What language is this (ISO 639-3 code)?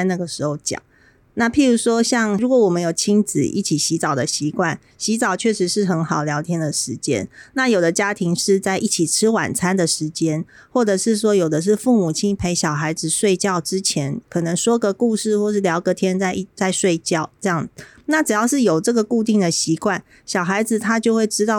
zho